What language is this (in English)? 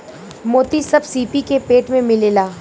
Bhojpuri